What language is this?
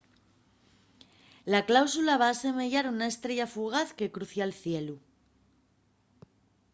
Asturian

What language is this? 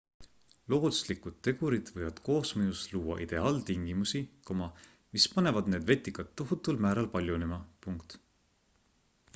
Estonian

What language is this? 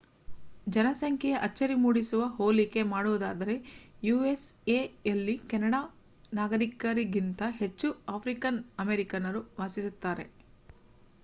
Kannada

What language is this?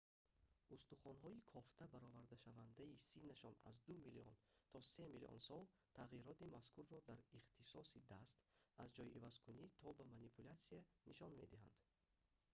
Tajik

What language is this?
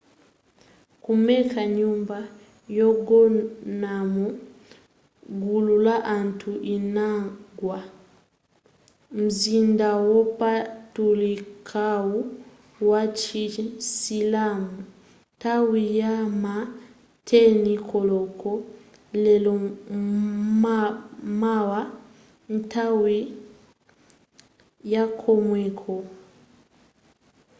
Nyanja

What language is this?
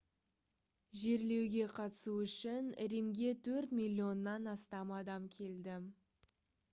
Kazakh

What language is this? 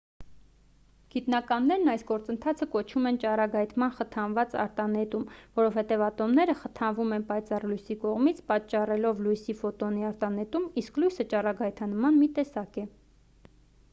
Armenian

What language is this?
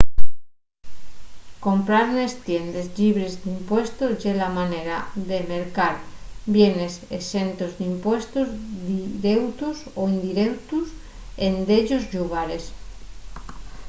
Asturian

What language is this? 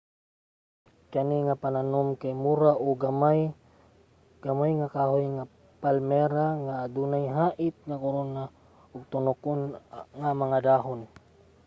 Cebuano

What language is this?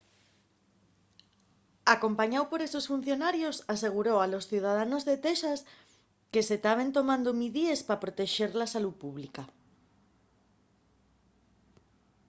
Asturian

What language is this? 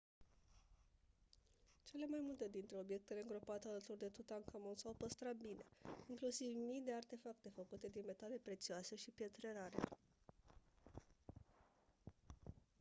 Romanian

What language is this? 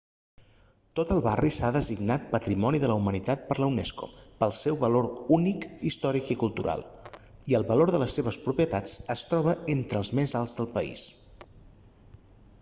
Catalan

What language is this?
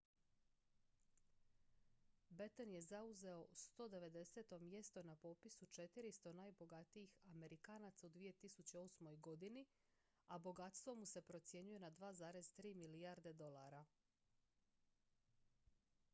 Croatian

